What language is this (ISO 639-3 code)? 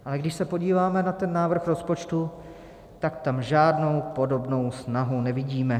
ces